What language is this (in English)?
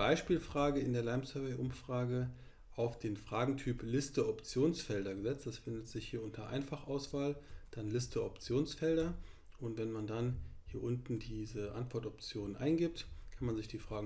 German